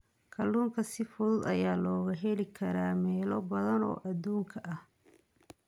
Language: Somali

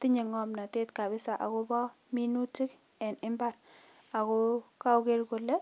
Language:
Kalenjin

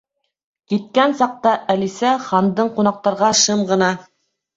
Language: Bashkir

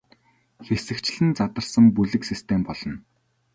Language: Mongolian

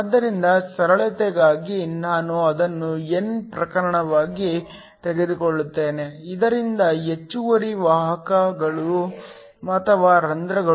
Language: Kannada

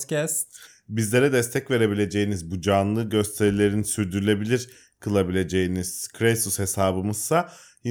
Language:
Turkish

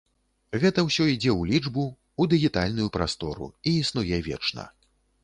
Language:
Belarusian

